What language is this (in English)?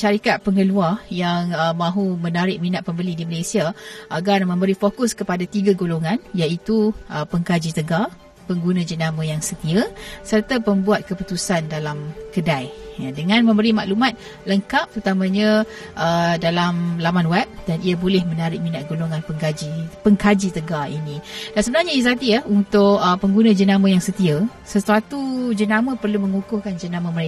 Malay